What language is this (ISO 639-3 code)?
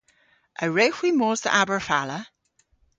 cor